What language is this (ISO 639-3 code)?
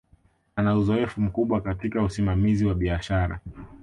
swa